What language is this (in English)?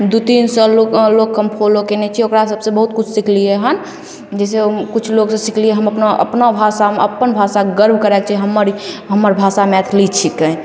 Maithili